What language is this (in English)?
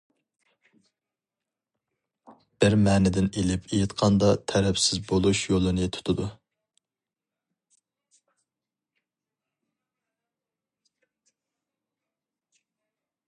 Uyghur